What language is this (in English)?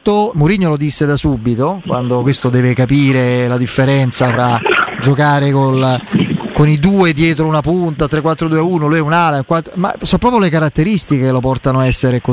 Italian